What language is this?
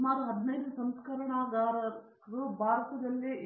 Kannada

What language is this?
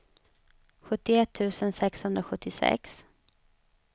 Swedish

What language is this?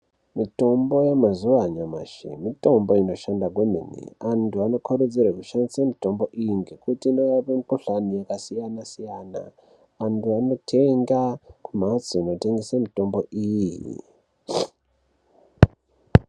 Ndau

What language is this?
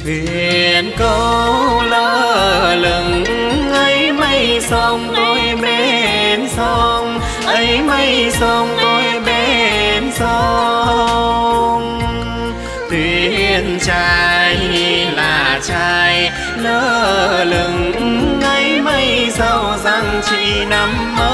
Vietnamese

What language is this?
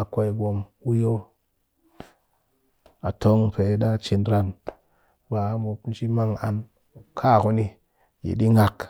Cakfem-Mushere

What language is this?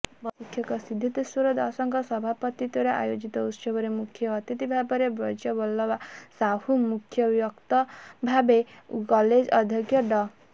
Odia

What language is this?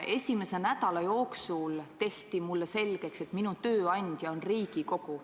Estonian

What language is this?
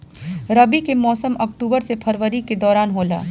Bhojpuri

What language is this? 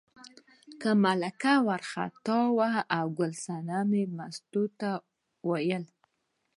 Pashto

